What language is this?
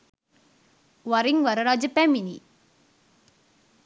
Sinhala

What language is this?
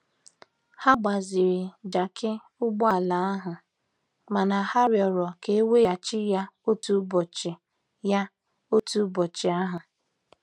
Igbo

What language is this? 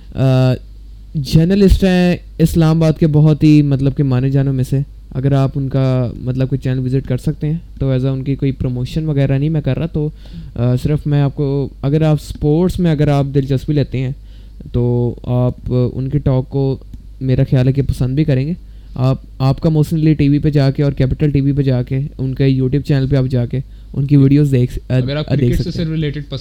Urdu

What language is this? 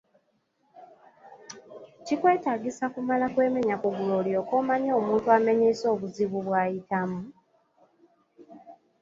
Ganda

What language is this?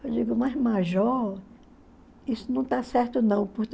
Portuguese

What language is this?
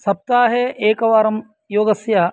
Sanskrit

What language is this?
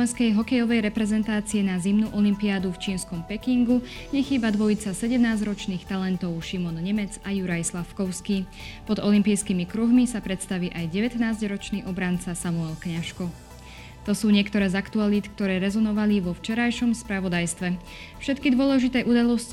Slovak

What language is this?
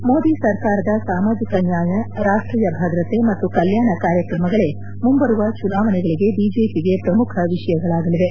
Kannada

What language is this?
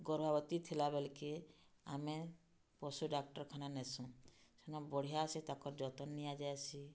Odia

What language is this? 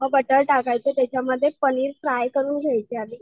Marathi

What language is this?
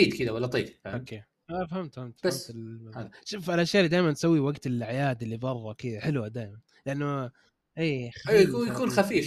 Arabic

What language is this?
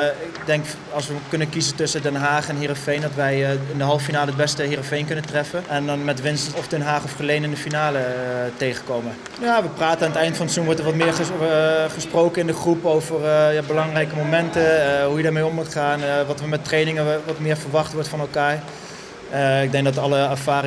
Dutch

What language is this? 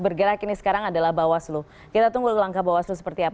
Indonesian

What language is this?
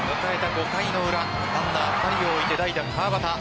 Japanese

